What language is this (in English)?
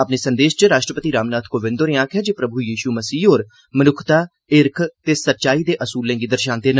Dogri